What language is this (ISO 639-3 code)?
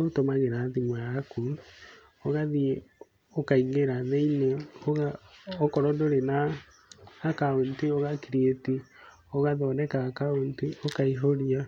kik